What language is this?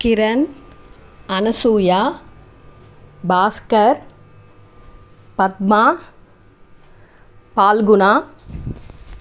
Telugu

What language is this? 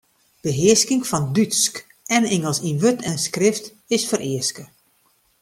Western Frisian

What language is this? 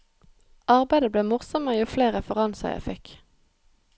Norwegian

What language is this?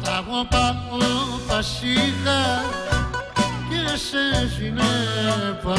Greek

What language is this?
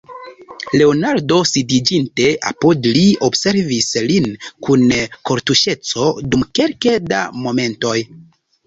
Esperanto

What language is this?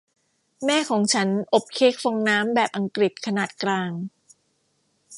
Thai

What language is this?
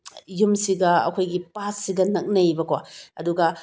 Manipuri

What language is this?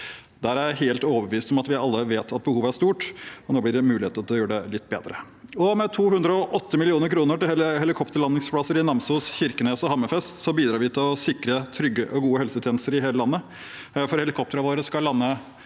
Norwegian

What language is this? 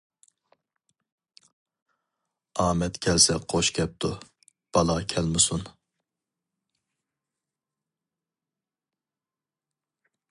Uyghur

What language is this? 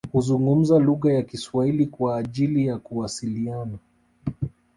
Swahili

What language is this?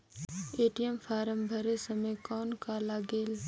Chhattisgarhi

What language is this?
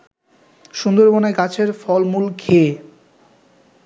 Bangla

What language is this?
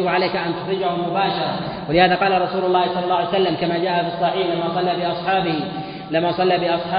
Arabic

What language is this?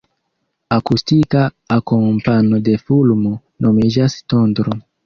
Esperanto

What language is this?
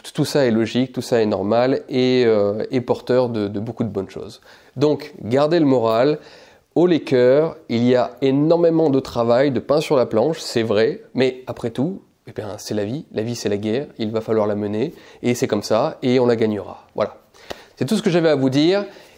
French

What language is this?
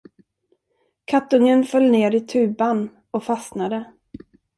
Swedish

